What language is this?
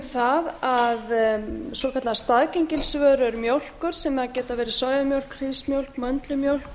Icelandic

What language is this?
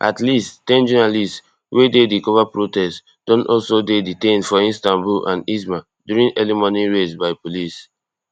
Nigerian Pidgin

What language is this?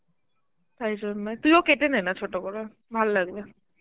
Bangla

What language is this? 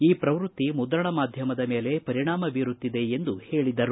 Kannada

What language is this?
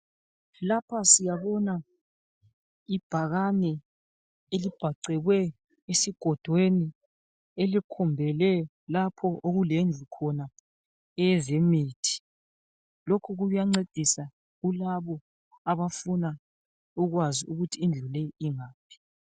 North Ndebele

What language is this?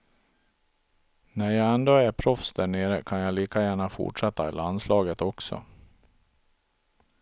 Swedish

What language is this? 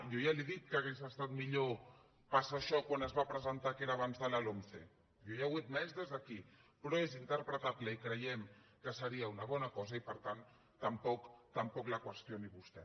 Catalan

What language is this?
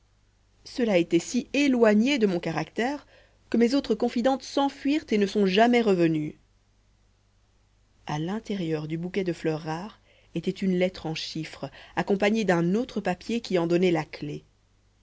French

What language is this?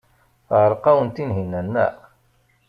Kabyle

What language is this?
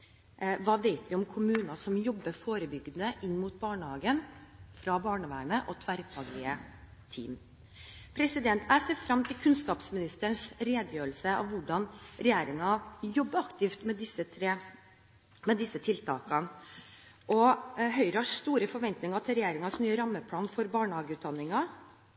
Norwegian Bokmål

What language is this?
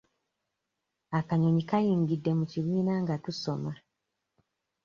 Ganda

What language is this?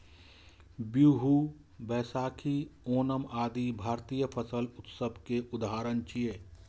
Maithili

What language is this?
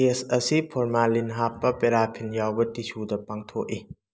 Manipuri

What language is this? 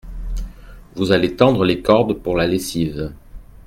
French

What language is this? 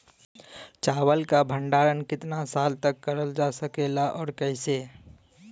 Bhojpuri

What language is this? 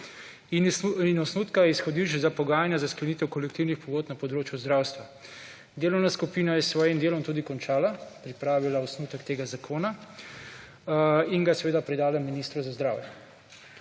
Slovenian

